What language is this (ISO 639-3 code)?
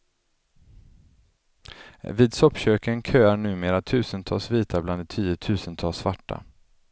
swe